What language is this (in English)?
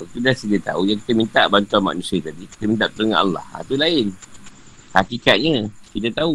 Malay